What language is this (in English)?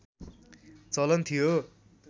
Nepali